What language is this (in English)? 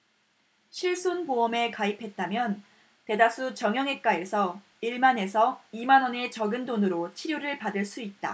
Korean